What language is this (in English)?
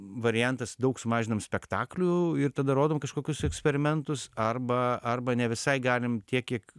Lithuanian